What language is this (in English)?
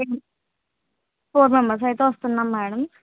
Telugu